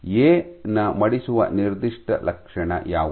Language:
Kannada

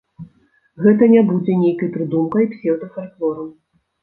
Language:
Belarusian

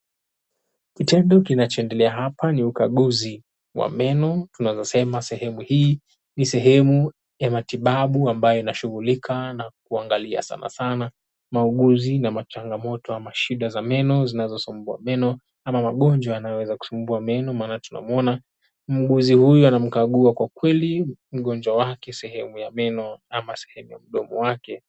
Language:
Swahili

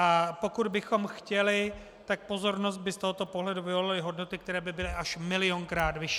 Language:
Czech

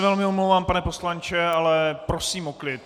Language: Czech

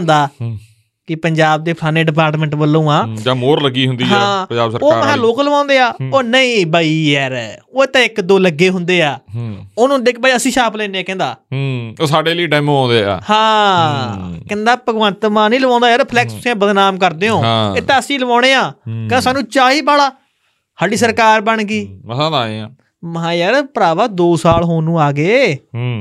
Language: Punjabi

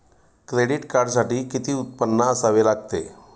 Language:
Marathi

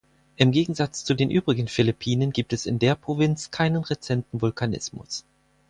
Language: German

